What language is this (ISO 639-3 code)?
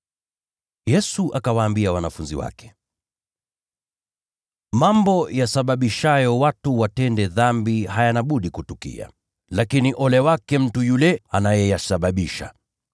swa